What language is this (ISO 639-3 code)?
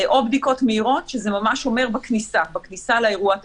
heb